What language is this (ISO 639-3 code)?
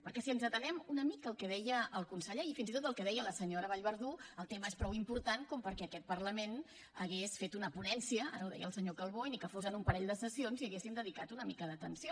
cat